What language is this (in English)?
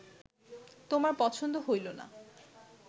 Bangla